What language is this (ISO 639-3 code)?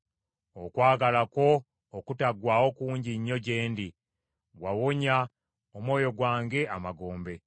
lug